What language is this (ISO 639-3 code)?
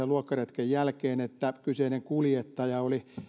fin